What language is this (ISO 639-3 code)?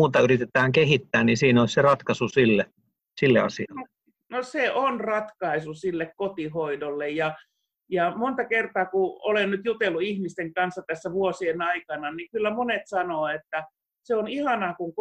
fin